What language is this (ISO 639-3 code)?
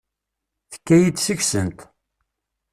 kab